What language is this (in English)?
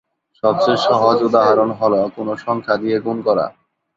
Bangla